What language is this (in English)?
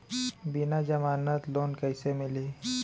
Chhattisgarhi